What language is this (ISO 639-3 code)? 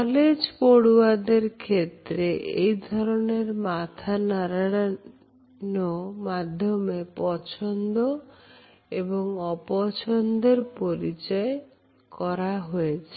ben